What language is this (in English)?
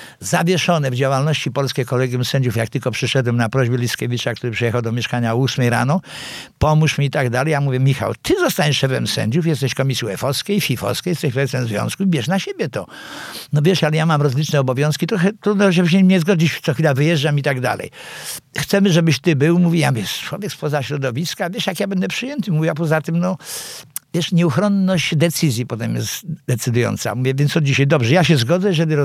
Polish